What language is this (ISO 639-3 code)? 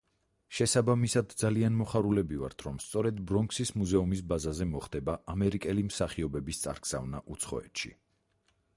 kat